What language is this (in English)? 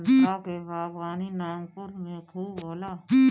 Bhojpuri